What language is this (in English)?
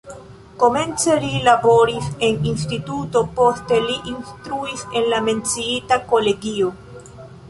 Esperanto